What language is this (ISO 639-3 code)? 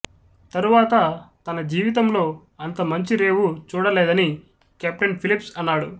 tel